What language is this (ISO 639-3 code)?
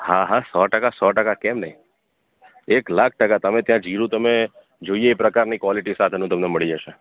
guj